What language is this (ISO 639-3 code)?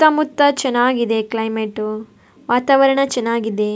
kan